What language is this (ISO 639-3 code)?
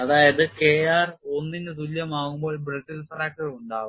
mal